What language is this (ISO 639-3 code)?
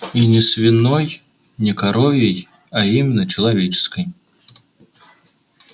rus